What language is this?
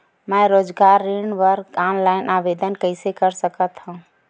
Chhattisgarhi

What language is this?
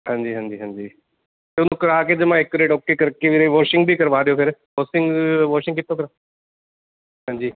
Punjabi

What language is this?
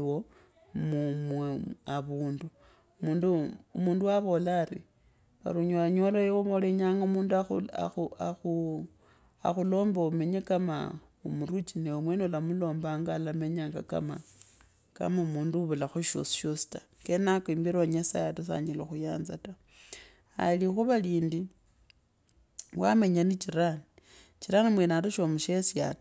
Kabras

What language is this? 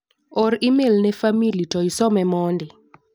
Luo (Kenya and Tanzania)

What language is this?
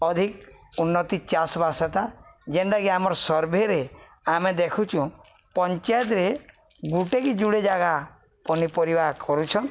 Odia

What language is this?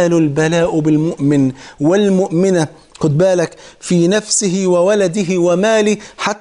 Arabic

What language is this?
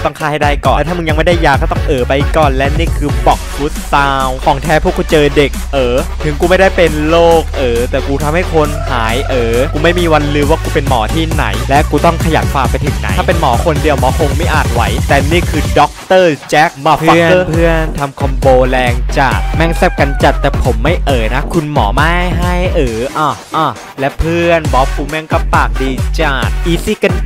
Thai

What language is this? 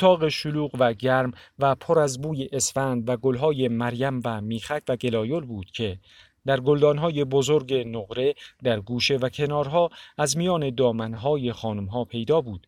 Persian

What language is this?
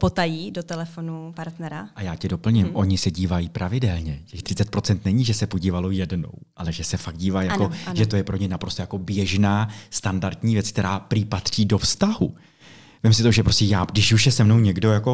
Czech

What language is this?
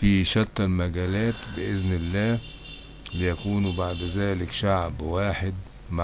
Arabic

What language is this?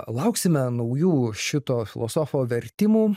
Lithuanian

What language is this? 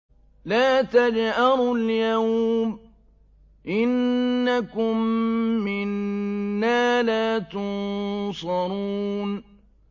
Arabic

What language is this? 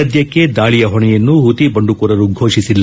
Kannada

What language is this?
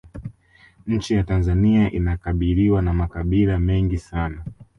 Swahili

